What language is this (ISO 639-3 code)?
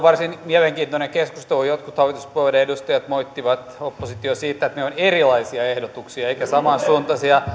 fin